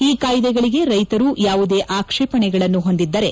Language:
Kannada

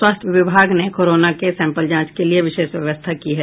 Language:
Hindi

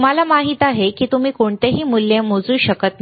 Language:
Marathi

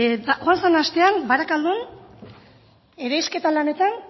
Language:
Basque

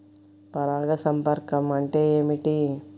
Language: Telugu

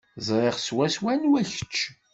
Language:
Kabyle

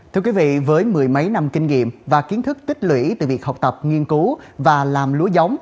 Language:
Vietnamese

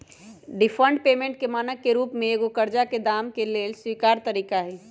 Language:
Magahi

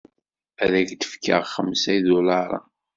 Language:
Kabyle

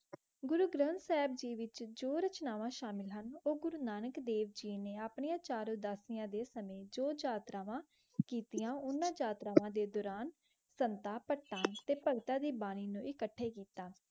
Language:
Punjabi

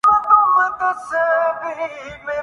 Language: Urdu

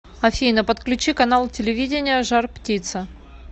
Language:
Russian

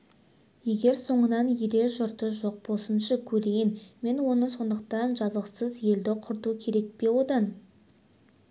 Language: Kazakh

